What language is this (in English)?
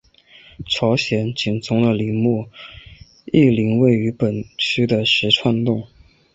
Chinese